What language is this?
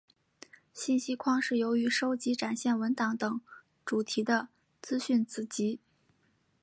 Chinese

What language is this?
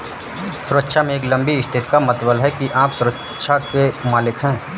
Hindi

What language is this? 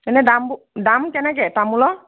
Assamese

